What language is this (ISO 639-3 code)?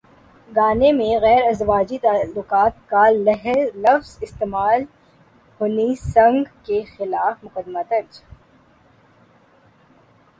urd